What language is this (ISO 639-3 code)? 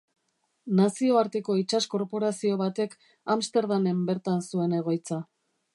eus